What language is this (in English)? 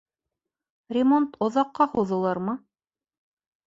Bashkir